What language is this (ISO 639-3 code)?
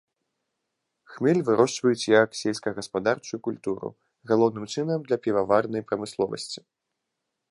bel